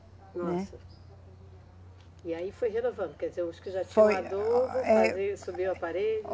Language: Portuguese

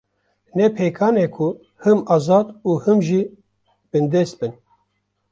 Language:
Kurdish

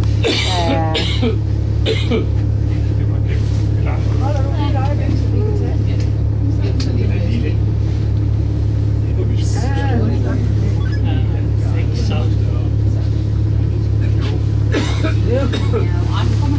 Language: Danish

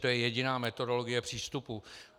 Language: Czech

